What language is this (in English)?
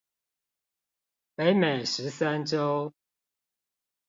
Chinese